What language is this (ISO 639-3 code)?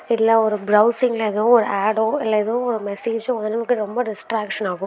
tam